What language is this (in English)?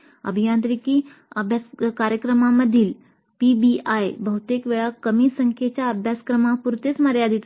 Marathi